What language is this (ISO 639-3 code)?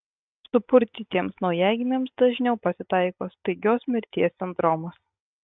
lit